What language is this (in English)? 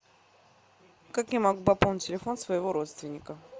Russian